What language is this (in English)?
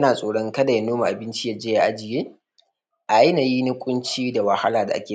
Hausa